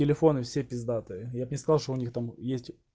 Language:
Russian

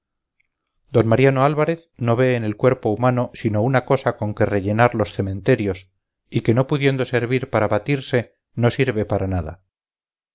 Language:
Spanish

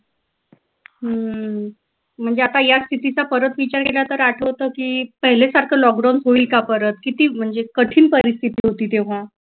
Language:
Marathi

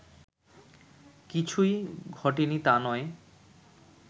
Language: Bangla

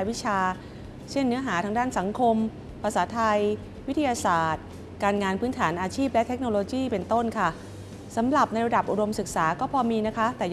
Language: Thai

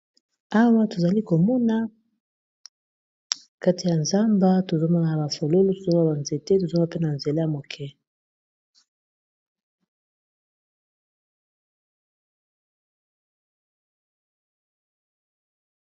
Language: Lingala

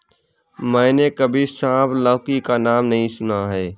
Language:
Hindi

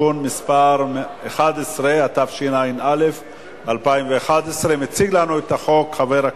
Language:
Hebrew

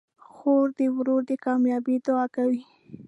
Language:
Pashto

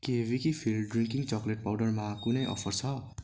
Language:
Nepali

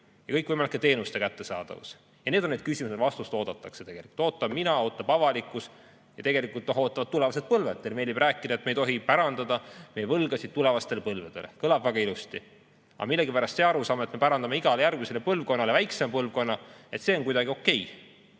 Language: Estonian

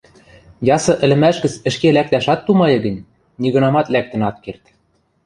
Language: Western Mari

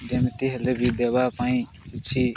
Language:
Odia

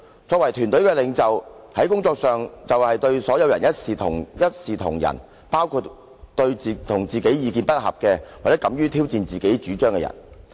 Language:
Cantonese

